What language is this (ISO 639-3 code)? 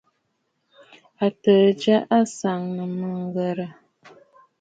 bfd